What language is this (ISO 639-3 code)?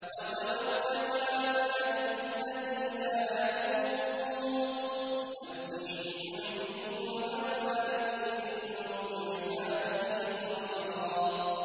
ara